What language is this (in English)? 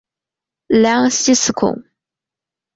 Chinese